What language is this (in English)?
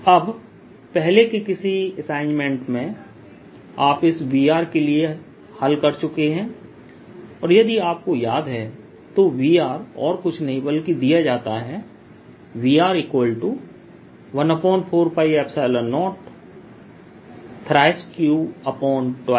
Hindi